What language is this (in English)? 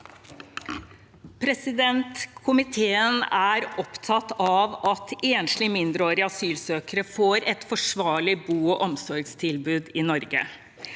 Norwegian